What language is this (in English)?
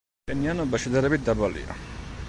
Georgian